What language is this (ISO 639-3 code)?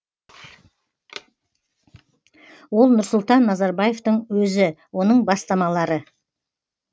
kaz